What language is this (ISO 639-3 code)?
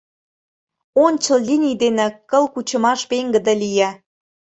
chm